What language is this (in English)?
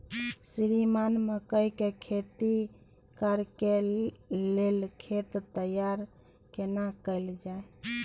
Maithili